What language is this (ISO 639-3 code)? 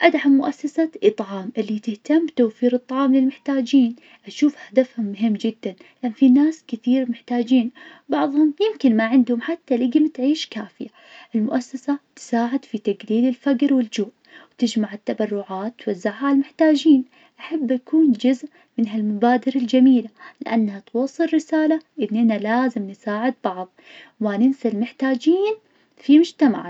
ars